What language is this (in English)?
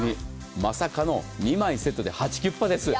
Japanese